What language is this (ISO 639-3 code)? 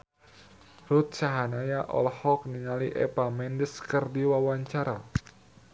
sun